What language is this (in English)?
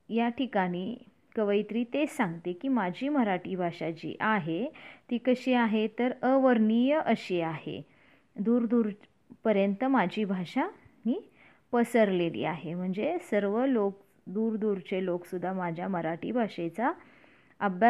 Marathi